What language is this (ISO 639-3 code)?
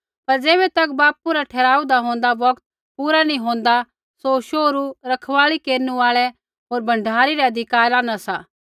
kfx